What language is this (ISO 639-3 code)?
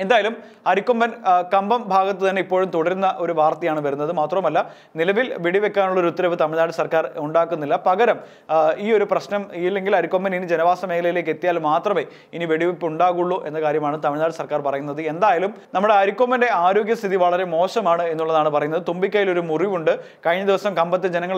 rus